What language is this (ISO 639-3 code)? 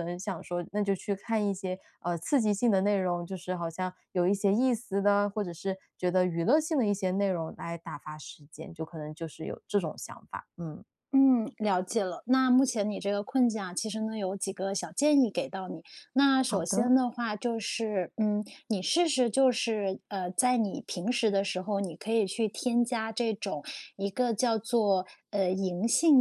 zho